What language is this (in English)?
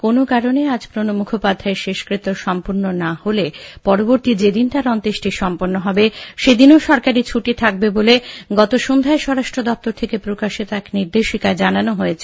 Bangla